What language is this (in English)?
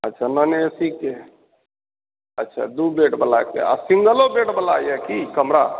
Maithili